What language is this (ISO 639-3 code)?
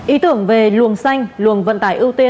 vie